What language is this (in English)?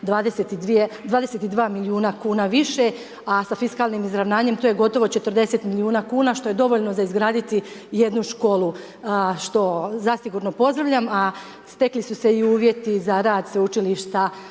Croatian